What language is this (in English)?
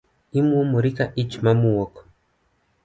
Luo (Kenya and Tanzania)